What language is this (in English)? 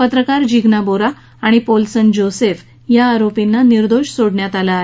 Marathi